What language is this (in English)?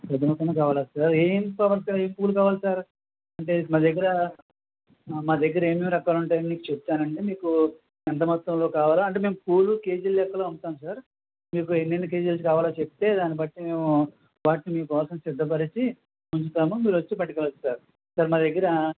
Telugu